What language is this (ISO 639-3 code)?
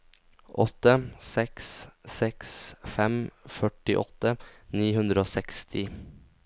nor